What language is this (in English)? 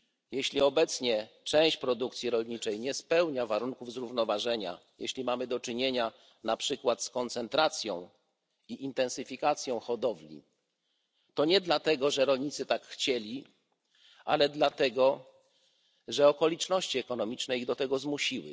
Polish